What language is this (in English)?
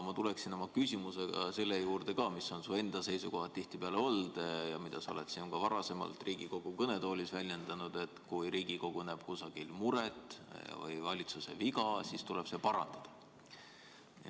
Estonian